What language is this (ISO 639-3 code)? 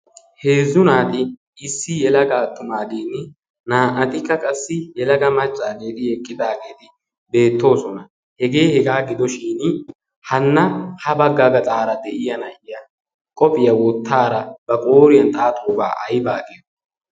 wal